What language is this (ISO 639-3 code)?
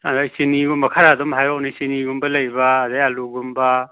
mni